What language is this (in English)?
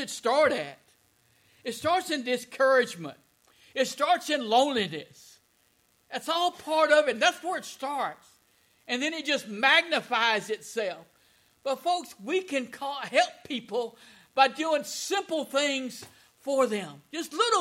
English